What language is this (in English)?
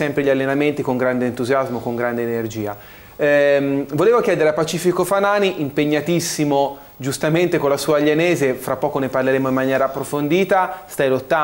Italian